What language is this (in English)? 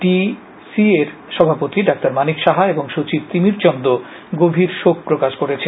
Bangla